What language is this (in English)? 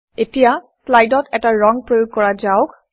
Assamese